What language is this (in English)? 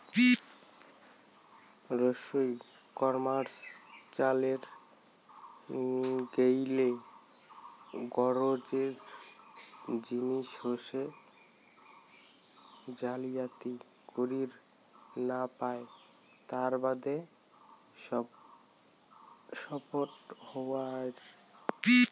Bangla